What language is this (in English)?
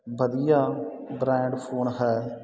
Punjabi